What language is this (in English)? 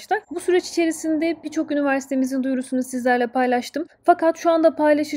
Turkish